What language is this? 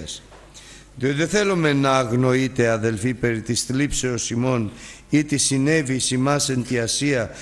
Greek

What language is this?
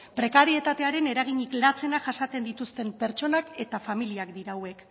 Basque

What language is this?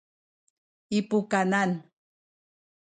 Sakizaya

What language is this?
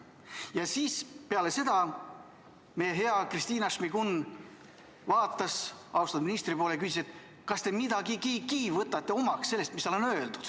Estonian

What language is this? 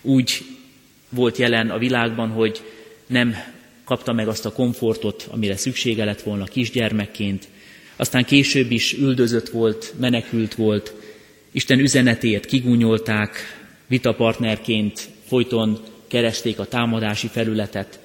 Hungarian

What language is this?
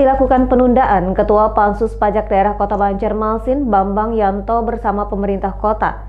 Indonesian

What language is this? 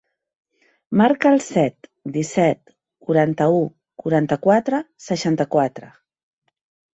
Catalan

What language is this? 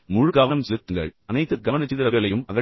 Tamil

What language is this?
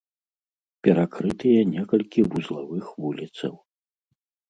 Belarusian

